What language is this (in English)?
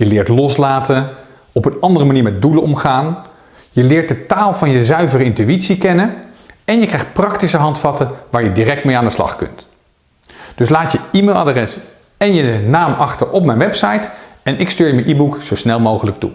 Dutch